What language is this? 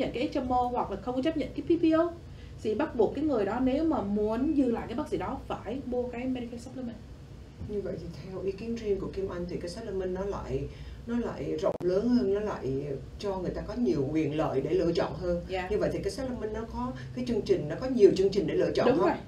Vietnamese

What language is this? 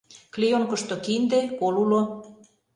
Mari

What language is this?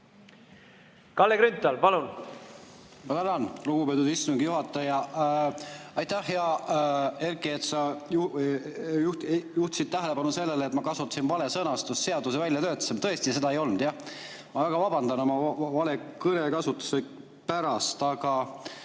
Estonian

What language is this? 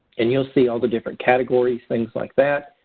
English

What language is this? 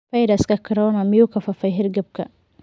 Somali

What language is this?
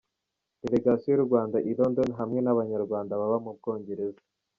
Kinyarwanda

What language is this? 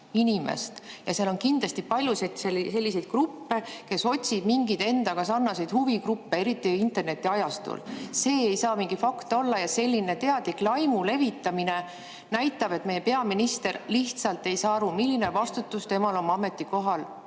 Estonian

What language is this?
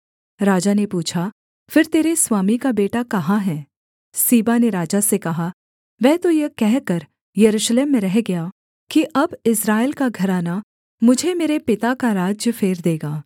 Hindi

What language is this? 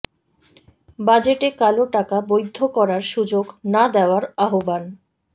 Bangla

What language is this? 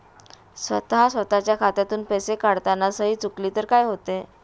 Marathi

